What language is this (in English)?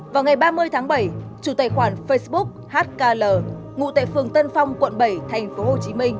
Vietnamese